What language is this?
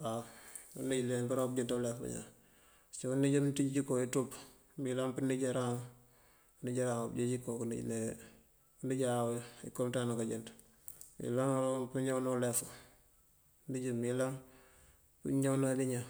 Mandjak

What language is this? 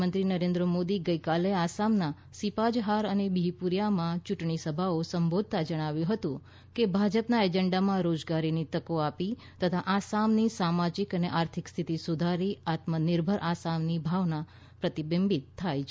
Gujarati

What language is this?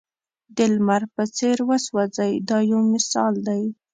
Pashto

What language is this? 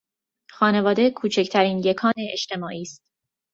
Persian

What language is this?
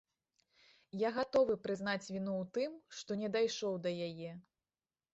Belarusian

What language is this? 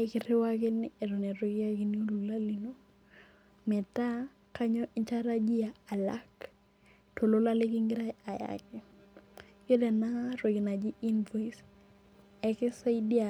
Masai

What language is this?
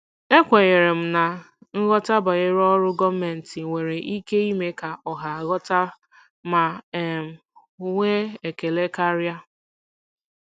Igbo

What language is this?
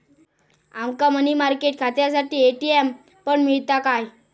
Marathi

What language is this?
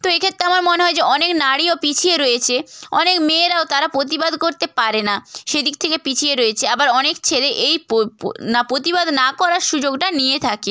Bangla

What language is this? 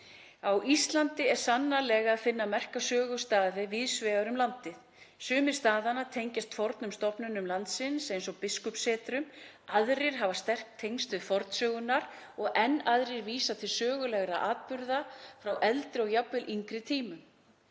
Icelandic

